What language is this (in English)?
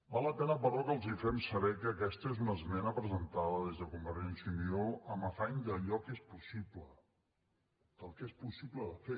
Catalan